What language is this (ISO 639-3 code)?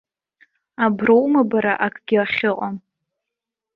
abk